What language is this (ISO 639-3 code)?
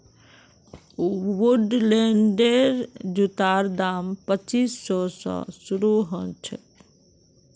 mag